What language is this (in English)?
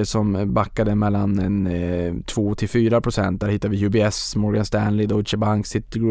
Swedish